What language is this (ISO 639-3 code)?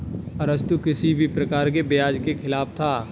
hin